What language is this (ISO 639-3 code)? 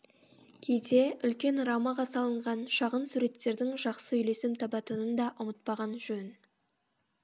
kaz